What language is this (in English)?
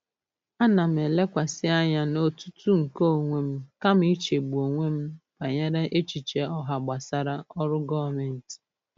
Igbo